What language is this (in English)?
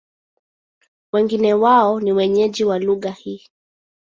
Swahili